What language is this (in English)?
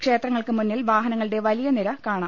Malayalam